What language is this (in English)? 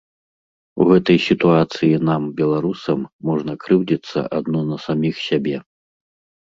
Belarusian